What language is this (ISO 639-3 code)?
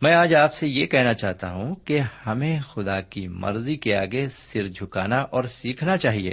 urd